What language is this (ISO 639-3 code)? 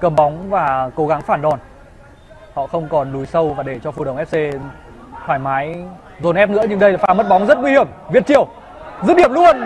vie